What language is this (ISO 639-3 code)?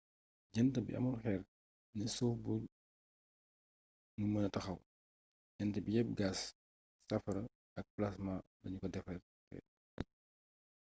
wol